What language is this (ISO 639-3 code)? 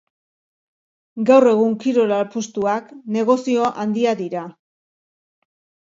eus